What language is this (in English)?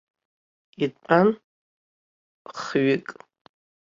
Abkhazian